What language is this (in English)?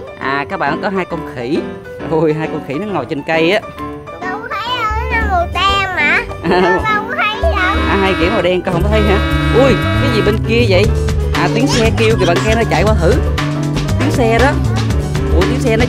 Vietnamese